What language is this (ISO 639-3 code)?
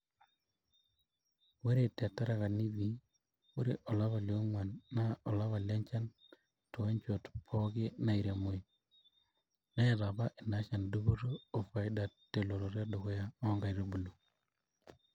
mas